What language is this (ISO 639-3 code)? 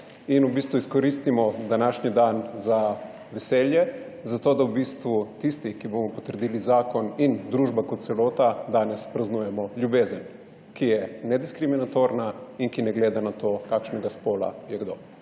slv